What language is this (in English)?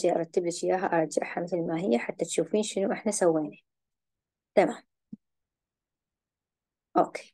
Arabic